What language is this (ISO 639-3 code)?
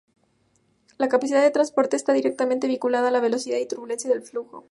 spa